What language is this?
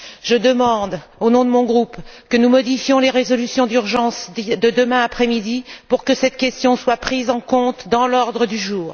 French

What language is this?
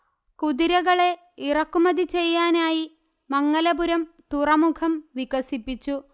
Malayalam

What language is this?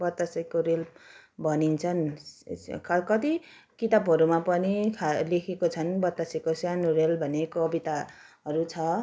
Nepali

